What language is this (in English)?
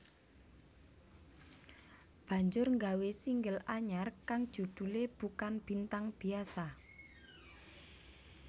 Javanese